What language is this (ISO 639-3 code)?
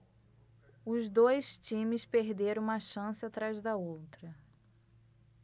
por